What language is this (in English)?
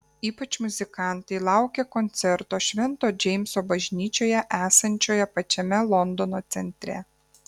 Lithuanian